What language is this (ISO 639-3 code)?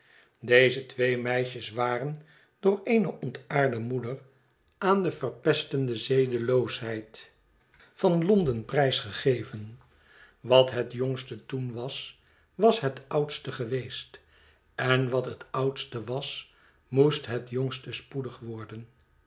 nld